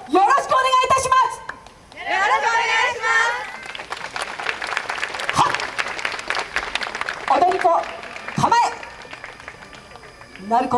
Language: Japanese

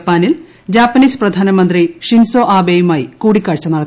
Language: Malayalam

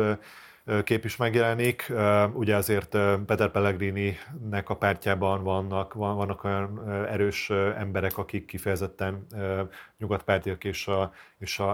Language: Hungarian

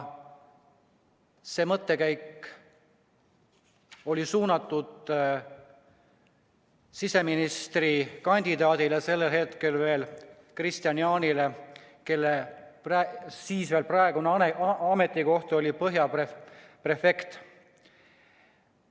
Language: Estonian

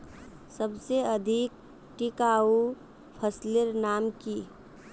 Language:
Magahi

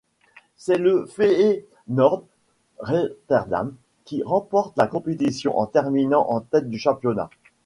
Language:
French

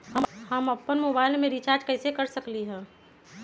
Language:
Magahi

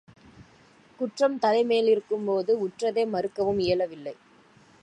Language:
Tamil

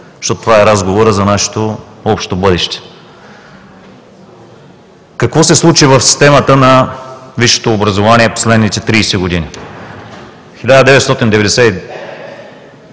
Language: Bulgarian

